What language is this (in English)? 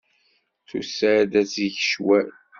Kabyle